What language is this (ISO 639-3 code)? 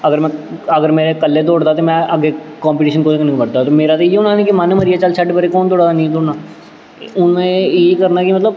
doi